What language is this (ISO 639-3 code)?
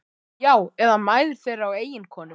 isl